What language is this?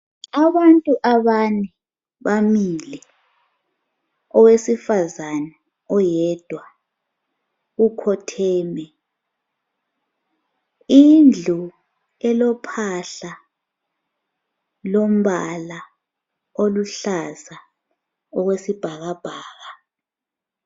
North Ndebele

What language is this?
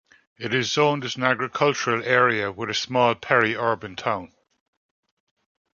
English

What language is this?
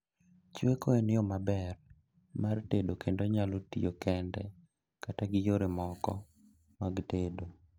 Luo (Kenya and Tanzania)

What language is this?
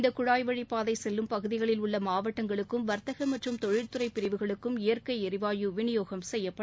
Tamil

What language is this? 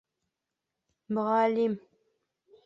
Bashkir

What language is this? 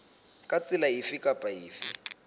Southern Sotho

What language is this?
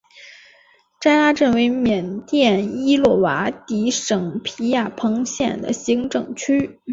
Chinese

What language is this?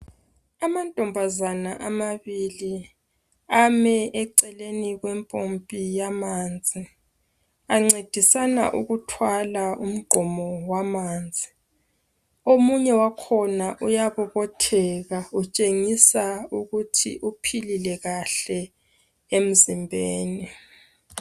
North Ndebele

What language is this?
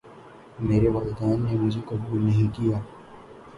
Urdu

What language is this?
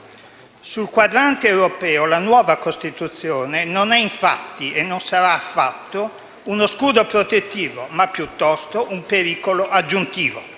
Italian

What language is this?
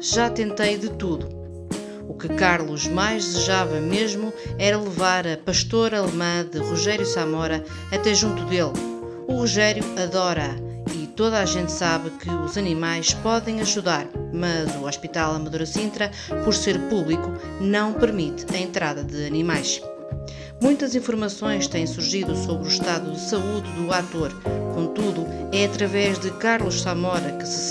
Portuguese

